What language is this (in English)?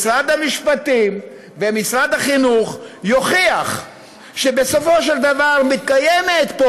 Hebrew